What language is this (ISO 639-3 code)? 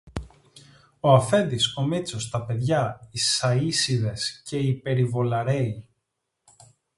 ell